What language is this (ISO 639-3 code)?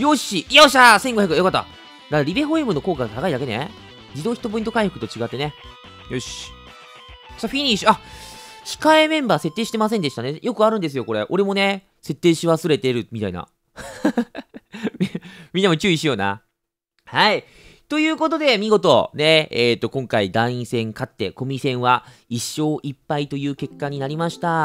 jpn